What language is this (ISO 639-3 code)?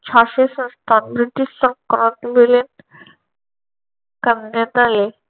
mar